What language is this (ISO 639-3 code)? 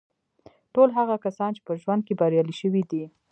pus